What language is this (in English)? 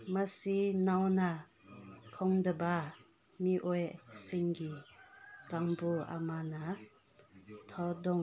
Manipuri